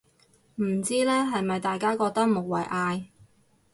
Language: Cantonese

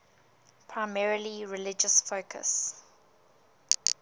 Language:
English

